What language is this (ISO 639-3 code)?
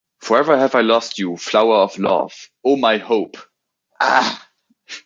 eng